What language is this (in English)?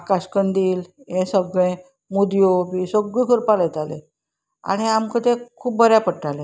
Konkani